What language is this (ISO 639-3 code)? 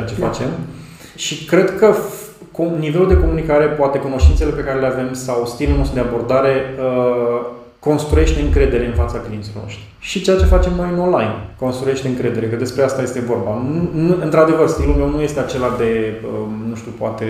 ron